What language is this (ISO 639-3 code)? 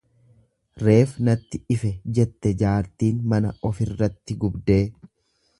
orm